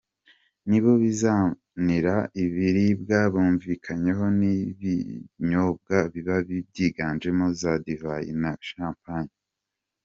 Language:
Kinyarwanda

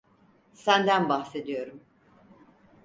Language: Turkish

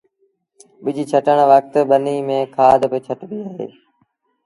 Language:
Sindhi Bhil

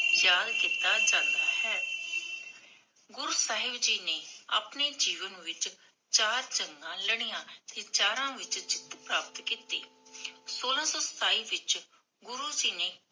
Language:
Punjabi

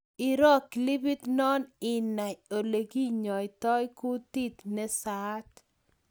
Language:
Kalenjin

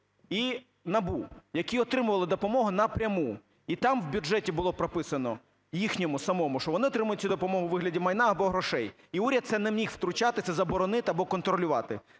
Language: Ukrainian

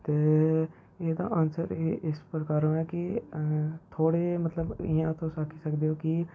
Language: Dogri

